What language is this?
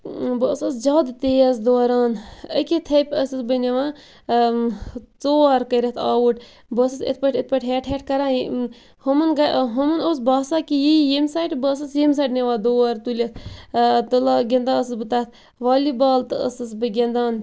Kashmiri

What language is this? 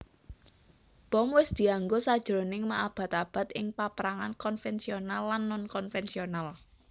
Javanese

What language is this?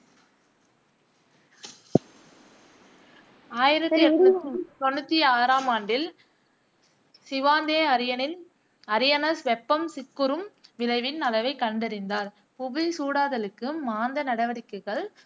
Tamil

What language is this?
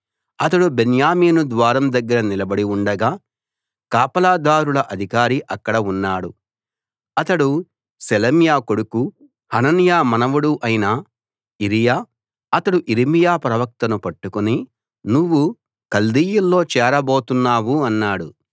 Telugu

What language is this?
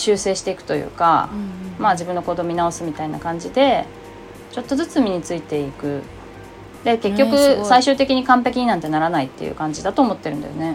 Japanese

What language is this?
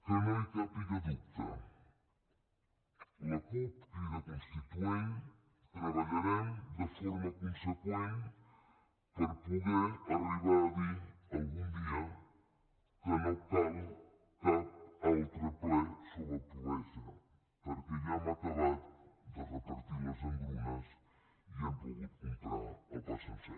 Catalan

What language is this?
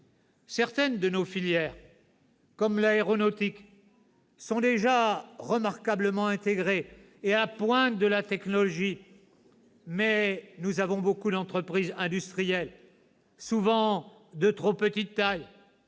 French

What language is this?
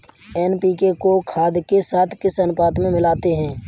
Hindi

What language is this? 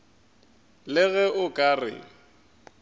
Northern Sotho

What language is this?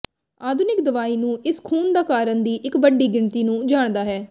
Punjabi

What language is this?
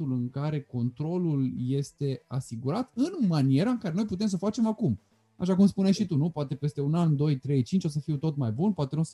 Romanian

